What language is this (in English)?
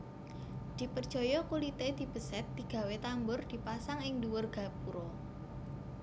Javanese